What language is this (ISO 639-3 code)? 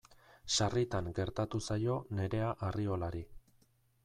eus